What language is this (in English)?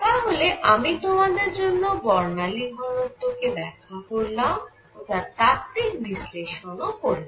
Bangla